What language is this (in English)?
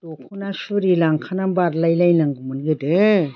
Bodo